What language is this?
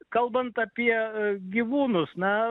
Lithuanian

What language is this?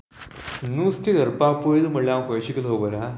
Konkani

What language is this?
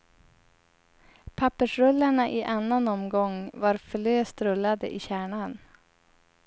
Swedish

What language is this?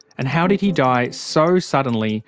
English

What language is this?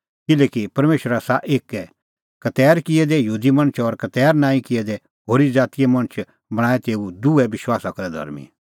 Kullu Pahari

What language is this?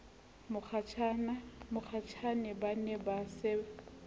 Southern Sotho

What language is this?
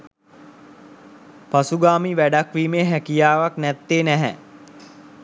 Sinhala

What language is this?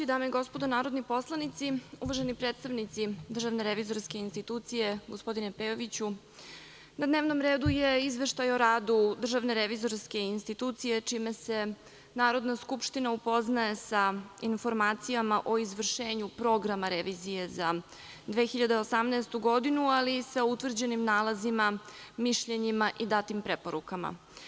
Serbian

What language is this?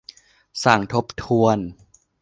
Thai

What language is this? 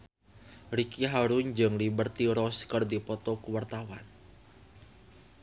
Sundanese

